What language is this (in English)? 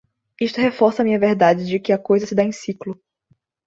Portuguese